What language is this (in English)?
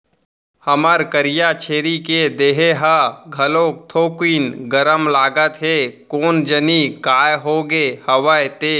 Chhattisgarhi